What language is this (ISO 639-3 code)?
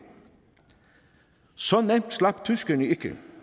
dan